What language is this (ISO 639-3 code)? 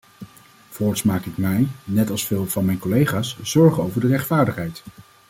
nld